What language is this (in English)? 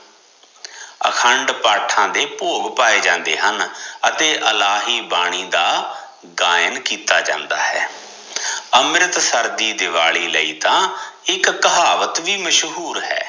Punjabi